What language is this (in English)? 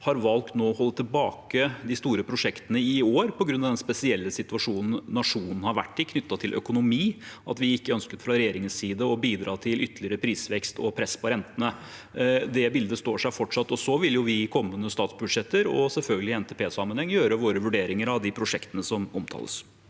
Norwegian